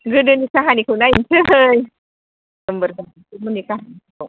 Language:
Bodo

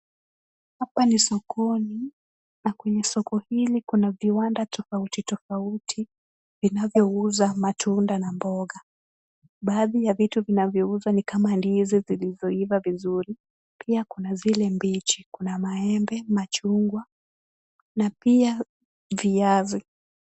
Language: Swahili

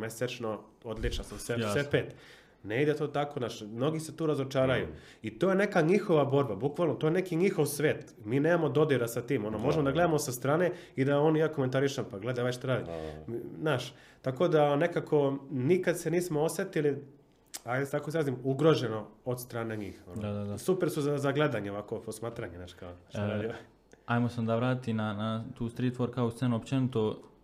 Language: Croatian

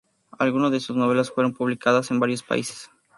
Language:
Spanish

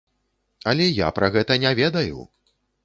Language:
Belarusian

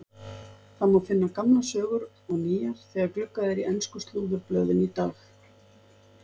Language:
Icelandic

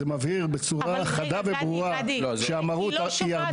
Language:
Hebrew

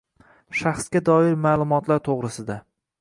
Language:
Uzbek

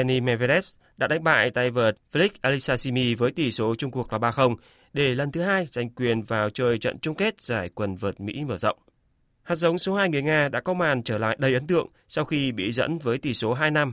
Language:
Vietnamese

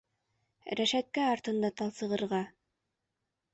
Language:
Bashkir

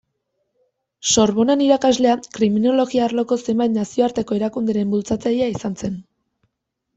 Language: Basque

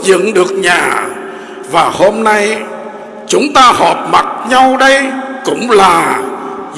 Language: Vietnamese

